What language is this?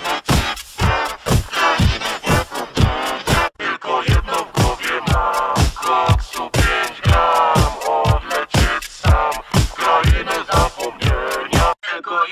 Vietnamese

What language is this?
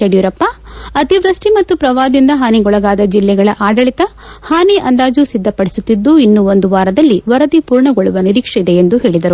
Kannada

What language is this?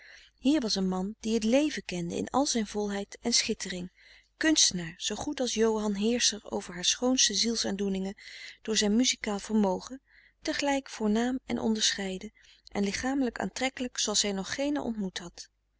Dutch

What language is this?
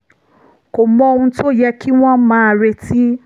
Yoruba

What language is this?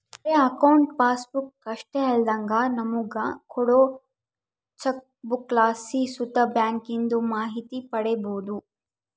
Kannada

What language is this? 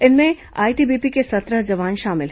Hindi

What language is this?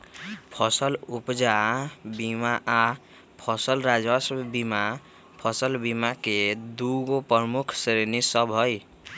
Magahi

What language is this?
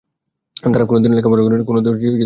Bangla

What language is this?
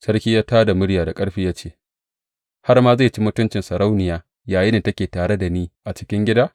Hausa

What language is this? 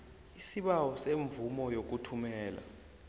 South Ndebele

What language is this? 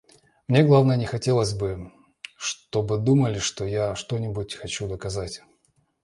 Russian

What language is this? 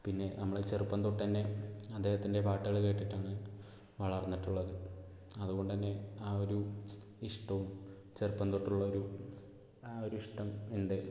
Malayalam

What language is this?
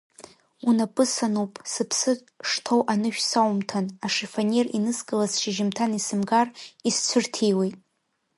Abkhazian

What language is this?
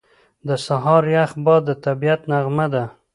Pashto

